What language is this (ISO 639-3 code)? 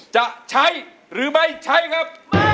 tha